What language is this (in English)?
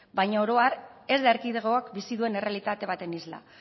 Basque